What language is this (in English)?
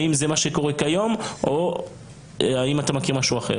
Hebrew